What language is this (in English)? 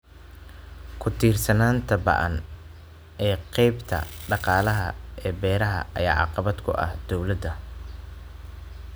Somali